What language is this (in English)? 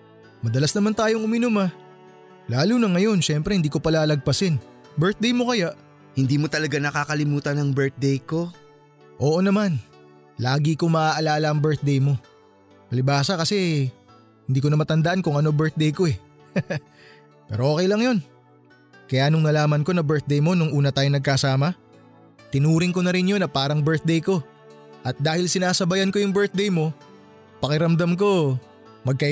Filipino